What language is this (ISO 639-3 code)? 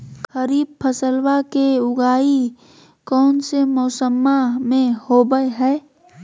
mag